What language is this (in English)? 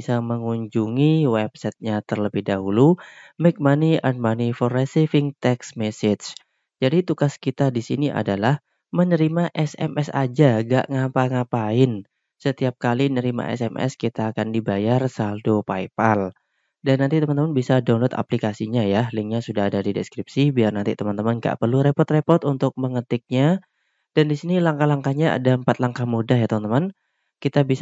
Indonesian